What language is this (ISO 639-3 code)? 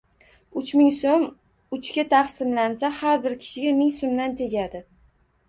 uzb